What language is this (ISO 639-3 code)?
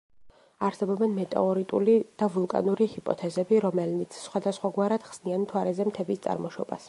kat